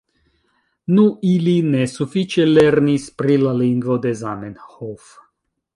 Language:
Esperanto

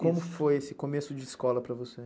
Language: Portuguese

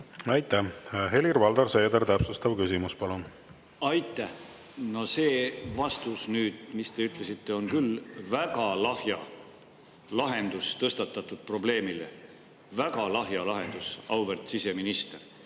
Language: Estonian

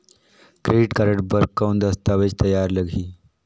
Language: Chhattisgarhi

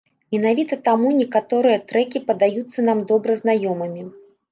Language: Belarusian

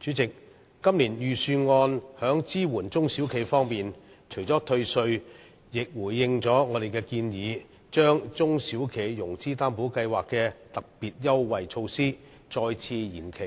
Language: Cantonese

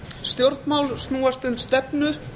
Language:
Icelandic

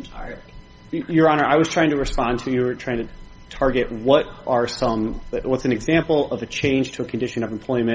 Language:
English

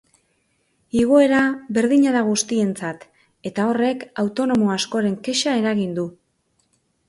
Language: Basque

